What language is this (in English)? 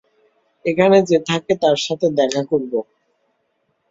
Bangla